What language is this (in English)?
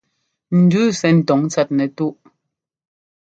Ngomba